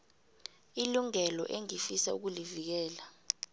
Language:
South Ndebele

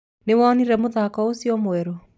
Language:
Kikuyu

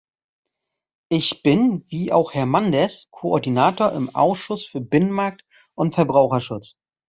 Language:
German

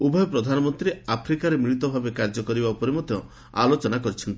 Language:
Odia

